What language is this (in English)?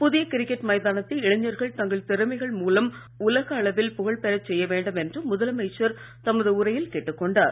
Tamil